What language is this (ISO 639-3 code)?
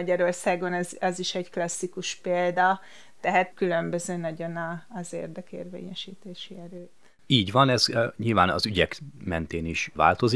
hun